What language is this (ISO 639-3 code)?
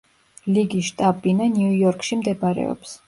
kat